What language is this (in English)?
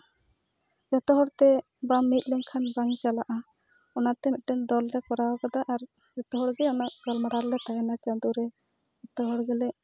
Santali